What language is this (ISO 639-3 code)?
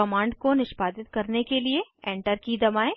hin